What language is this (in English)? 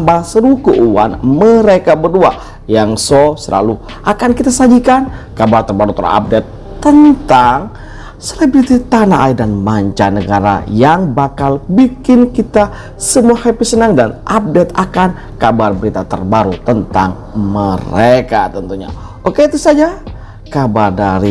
Indonesian